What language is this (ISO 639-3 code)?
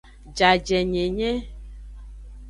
ajg